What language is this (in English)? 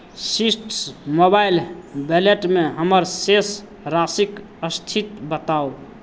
Maithili